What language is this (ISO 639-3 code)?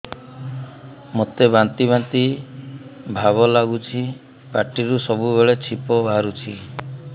ori